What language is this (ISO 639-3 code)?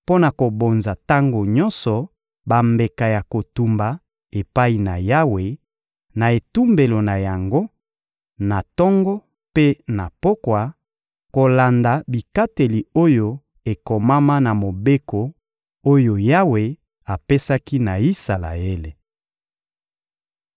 lin